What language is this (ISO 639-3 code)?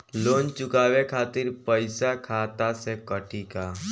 bho